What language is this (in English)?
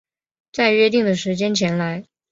Chinese